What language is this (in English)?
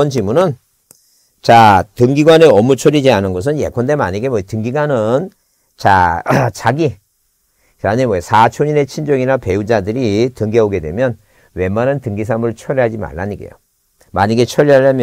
Korean